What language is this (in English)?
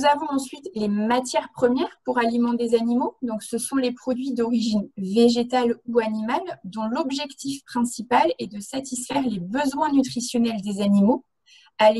French